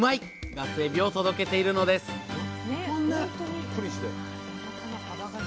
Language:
Japanese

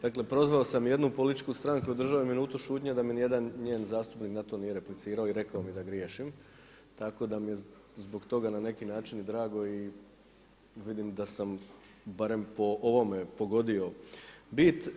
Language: Croatian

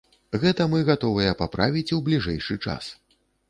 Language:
Belarusian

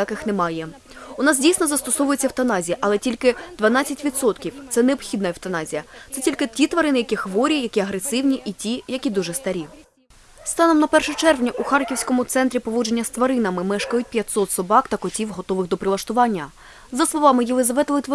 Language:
Ukrainian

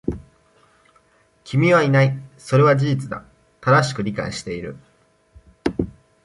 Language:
Japanese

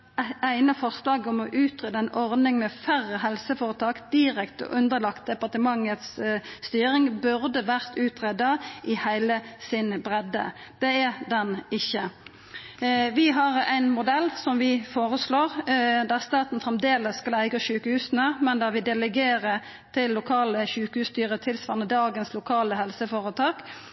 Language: Norwegian Nynorsk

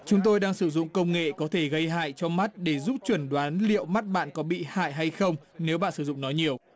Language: Vietnamese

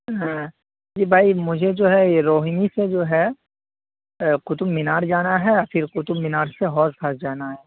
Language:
Urdu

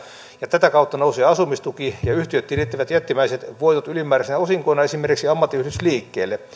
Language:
Finnish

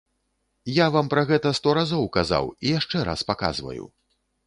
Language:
Belarusian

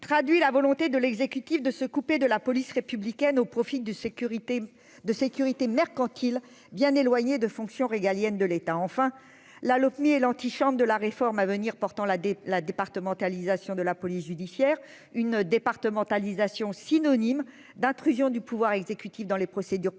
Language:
French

